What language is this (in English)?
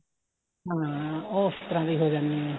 Punjabi